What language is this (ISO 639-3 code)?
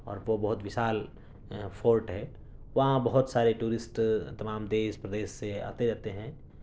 urd